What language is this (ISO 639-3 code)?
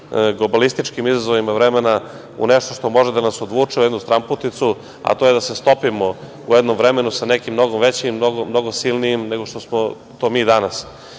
srp